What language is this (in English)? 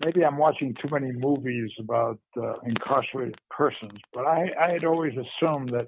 English